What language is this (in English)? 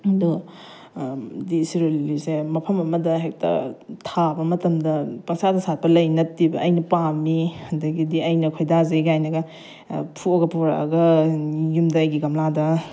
Manipuri